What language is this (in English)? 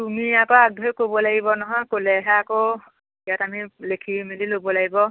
Assamese